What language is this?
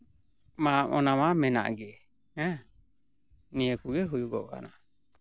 Santali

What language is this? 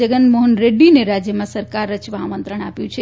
Gujarati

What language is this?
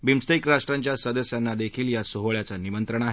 Marathi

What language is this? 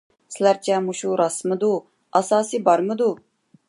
Uyghur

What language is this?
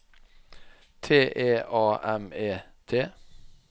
Norwegian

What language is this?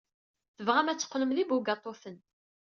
Kabyle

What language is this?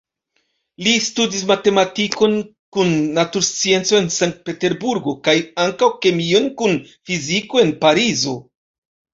Esperanto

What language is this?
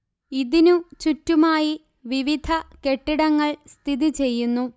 Malayalam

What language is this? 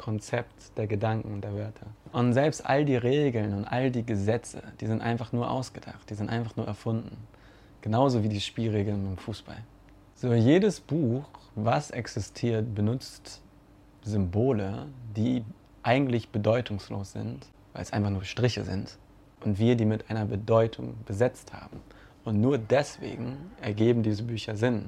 German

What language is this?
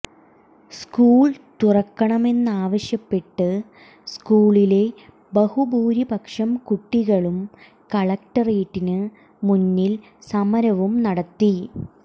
Malayalam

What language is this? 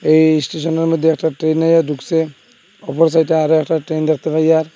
Bangla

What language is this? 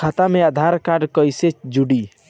Bhojpuri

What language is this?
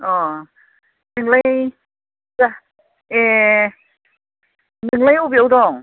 Bodo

